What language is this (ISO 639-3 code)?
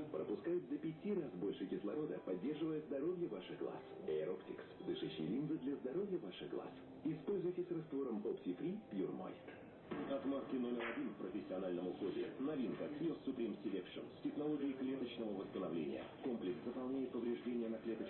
rus